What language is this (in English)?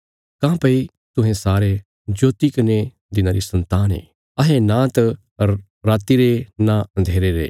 Bilaspuri